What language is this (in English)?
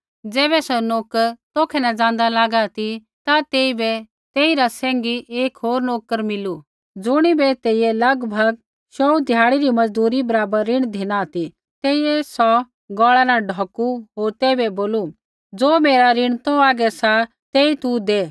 Kullu Pahari